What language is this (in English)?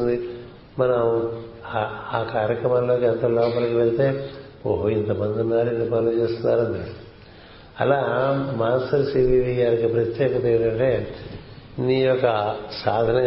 Telugu